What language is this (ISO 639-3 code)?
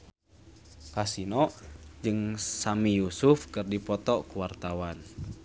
sun